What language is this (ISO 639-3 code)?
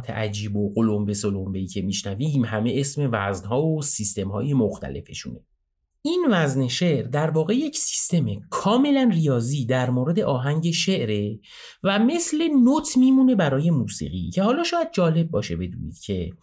fas